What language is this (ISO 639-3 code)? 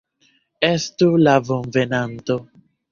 epo